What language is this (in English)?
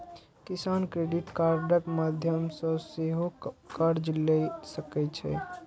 Maithili